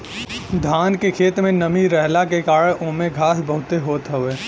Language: Bhojpuri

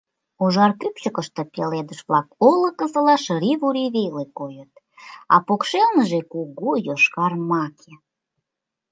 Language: Mari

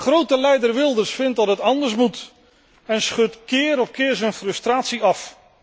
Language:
Dutch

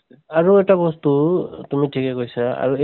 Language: Assamese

